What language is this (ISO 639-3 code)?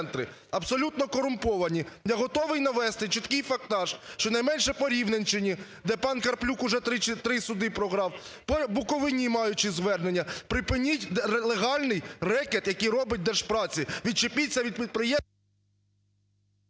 ukr